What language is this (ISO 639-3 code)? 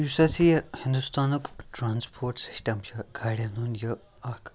kas